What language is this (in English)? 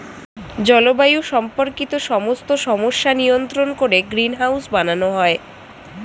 Bangla